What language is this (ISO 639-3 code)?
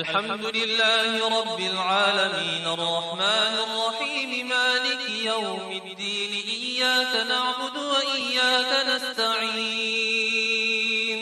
ara